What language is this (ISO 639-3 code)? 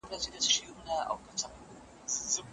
pus